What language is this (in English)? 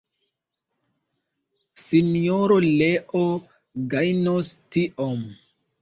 Esperanto